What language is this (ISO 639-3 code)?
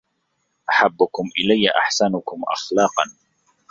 ara